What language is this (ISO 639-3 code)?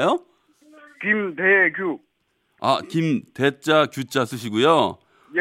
kor